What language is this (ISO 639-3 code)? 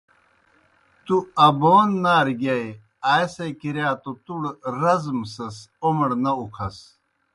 plk